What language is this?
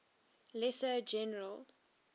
English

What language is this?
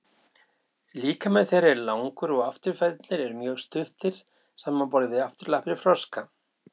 Icelandic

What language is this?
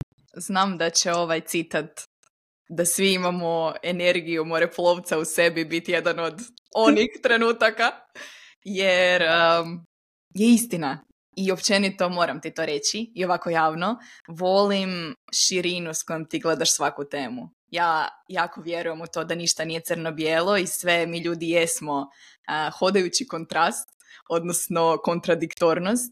Croatian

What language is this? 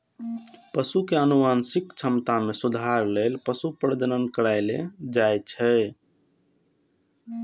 Maithili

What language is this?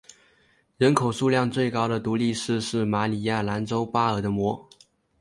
Chinese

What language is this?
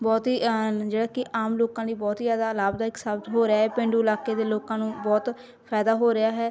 Punjabi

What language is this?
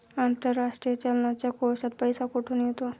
Marathi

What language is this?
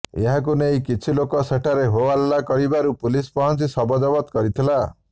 Odia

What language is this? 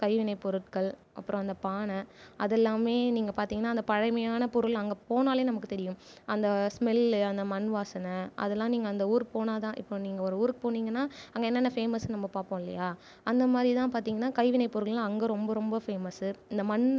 Tamil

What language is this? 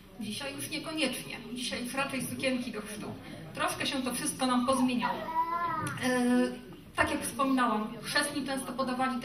Polish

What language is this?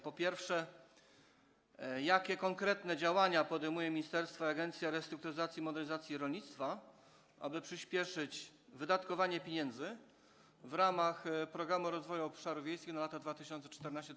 Polish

